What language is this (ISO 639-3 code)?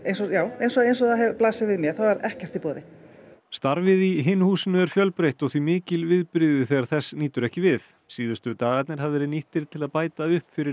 isl